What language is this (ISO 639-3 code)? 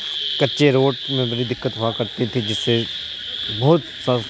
urd